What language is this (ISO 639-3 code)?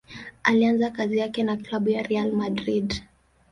swa